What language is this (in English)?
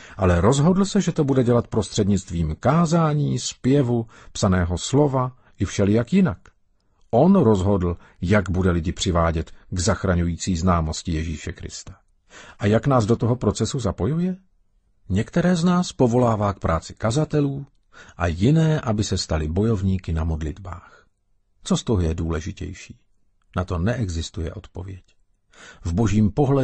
Czech